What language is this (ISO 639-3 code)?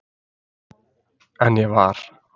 isl